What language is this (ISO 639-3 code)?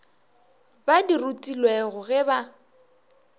nso